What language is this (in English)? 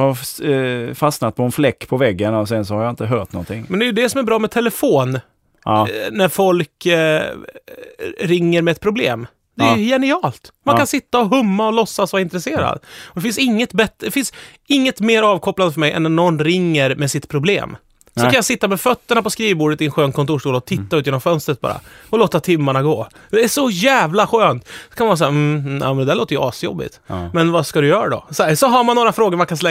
Swedish